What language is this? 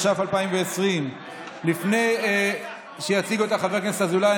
Hebrew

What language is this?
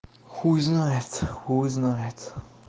Russian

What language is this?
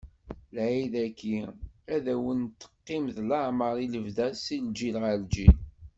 Kabyle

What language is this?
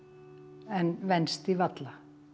Icelandic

